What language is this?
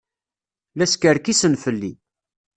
Kabyle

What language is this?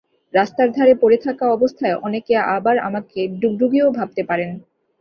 Bangla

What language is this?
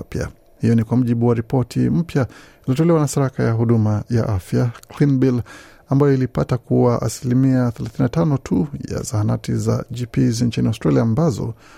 Swahili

